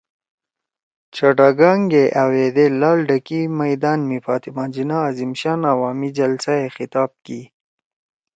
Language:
Torwali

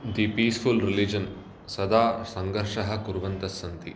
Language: Sanskrit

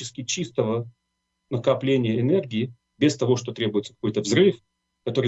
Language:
Russian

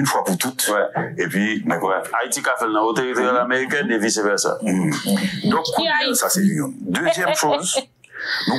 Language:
French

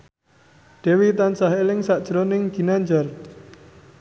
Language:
Javanese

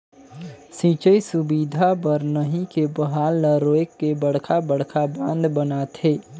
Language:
Chhattisgarhi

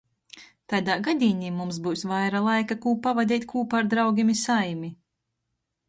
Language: Latgalian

